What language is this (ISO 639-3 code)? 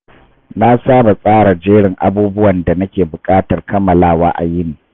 hau